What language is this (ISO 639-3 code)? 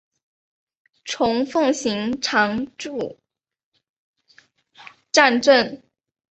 zho